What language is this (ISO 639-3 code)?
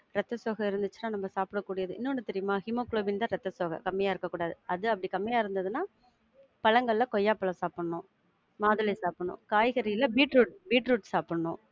tam